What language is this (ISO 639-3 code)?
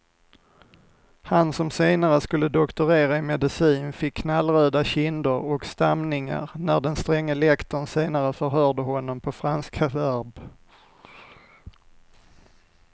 swe